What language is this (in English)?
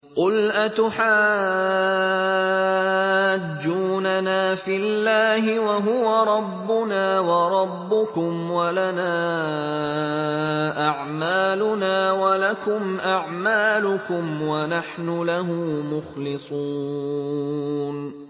Arabic